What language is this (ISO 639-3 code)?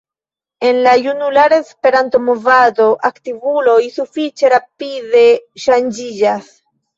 epo